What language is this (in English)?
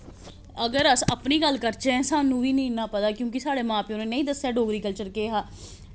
Dogri